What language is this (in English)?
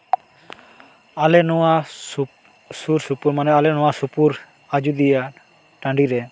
Santali